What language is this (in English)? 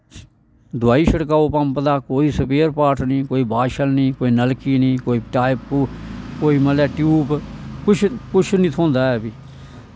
Dogri